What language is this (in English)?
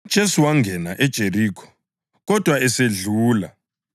North Ndebele